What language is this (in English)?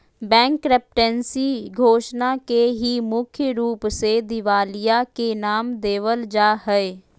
Magahi